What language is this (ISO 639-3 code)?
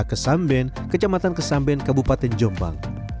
ind